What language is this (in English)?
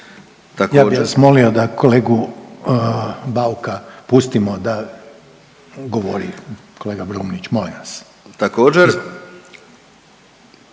Croatian